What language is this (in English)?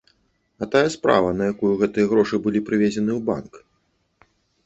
Belarusian